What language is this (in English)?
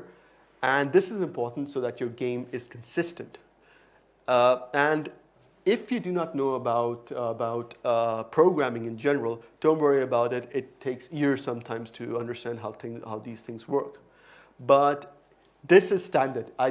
English